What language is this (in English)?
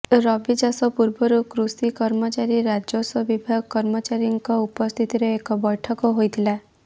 Odia